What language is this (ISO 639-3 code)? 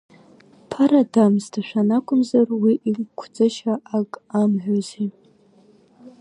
abk